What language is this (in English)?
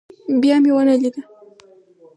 Pashto